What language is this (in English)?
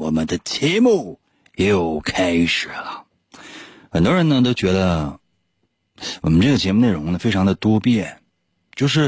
Chinese